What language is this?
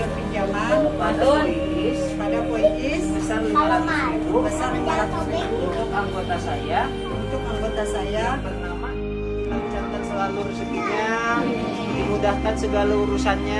Indonesian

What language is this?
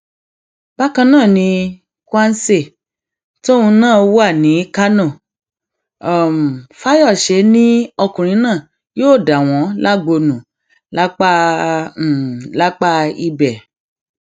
Yoruba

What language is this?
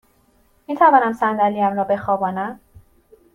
Persian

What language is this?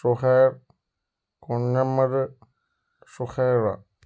Malayalam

